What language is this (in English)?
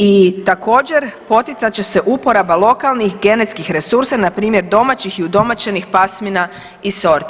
Croatian